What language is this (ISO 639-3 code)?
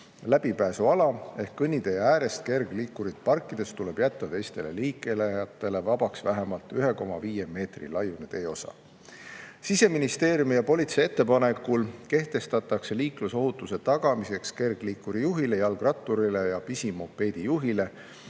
est